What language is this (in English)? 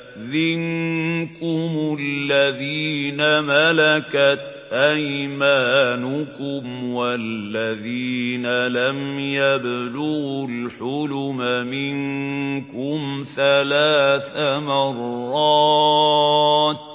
Arabic